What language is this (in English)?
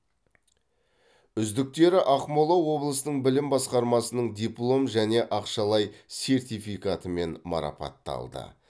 Kazakh